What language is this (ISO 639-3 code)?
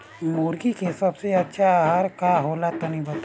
bho